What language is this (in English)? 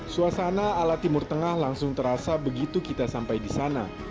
Indonesian